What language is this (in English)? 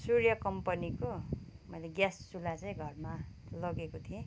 Nepali